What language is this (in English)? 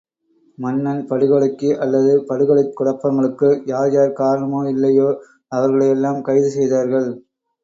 Tamil